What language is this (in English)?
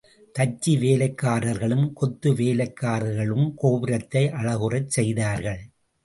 Tamil